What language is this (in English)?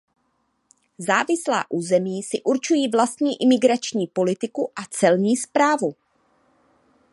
Czech